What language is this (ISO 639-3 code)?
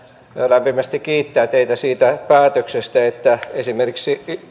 fin